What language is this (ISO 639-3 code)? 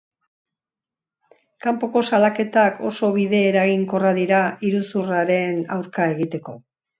eus